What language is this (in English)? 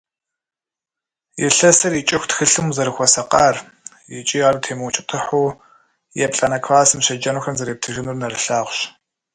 Kabardian